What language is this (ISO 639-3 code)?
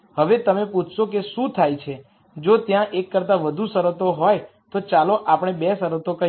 guj